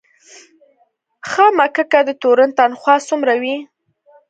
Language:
Pashto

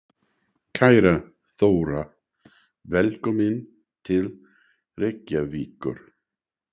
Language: Icelandic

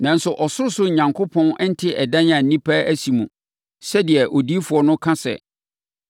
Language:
Akan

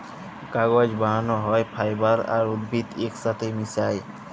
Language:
Bangla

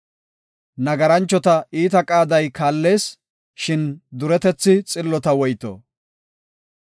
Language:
Gofa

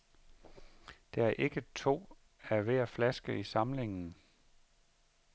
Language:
Danish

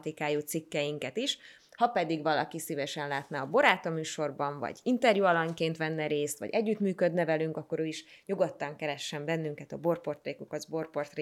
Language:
Hungarian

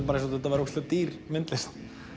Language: Icelandic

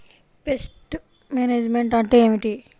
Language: Telugu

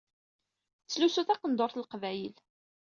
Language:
Kabyle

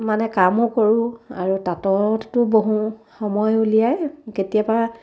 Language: Assamese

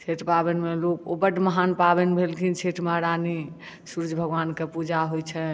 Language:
Maithili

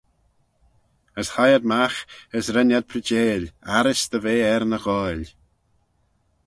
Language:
Manx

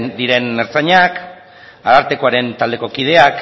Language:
Basque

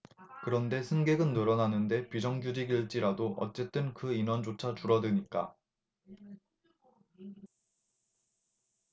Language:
Korean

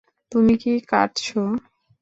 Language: Bangla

